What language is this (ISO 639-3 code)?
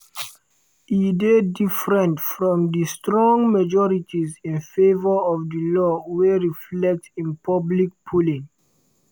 pcm